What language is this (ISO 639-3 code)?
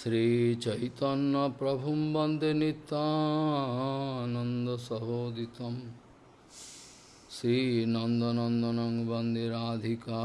por